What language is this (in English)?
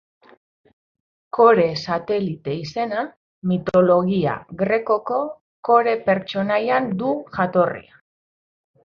Basque